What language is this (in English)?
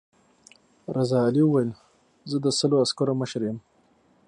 Pashto